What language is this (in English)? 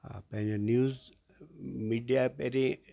Sindhi